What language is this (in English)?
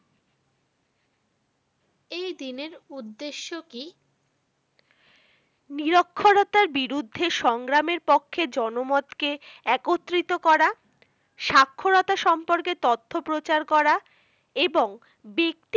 Bangla